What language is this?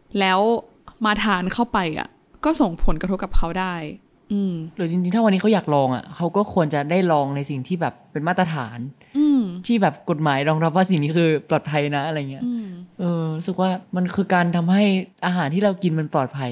Thai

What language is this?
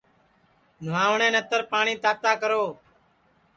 Sansi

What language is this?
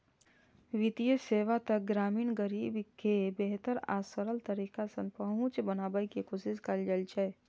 Maithili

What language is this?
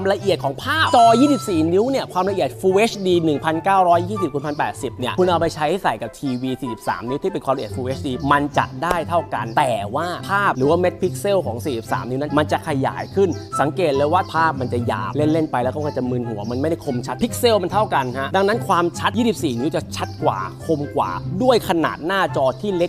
Thai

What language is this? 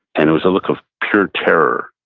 English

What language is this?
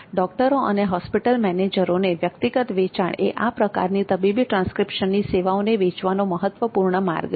Gujarati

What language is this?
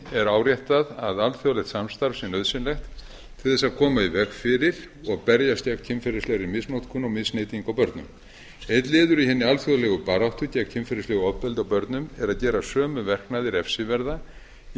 Icelandic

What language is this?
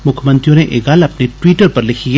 Dogri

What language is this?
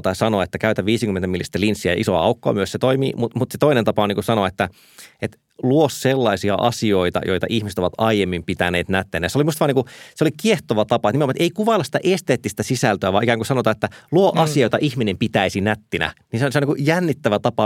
Finnish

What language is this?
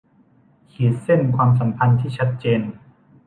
Thai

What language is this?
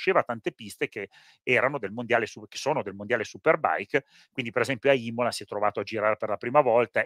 Italian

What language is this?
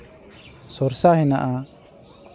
Santali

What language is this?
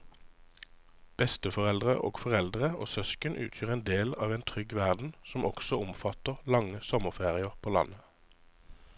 Norwegian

